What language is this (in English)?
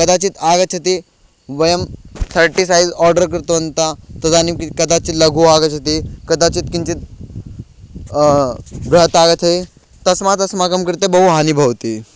Sanskrit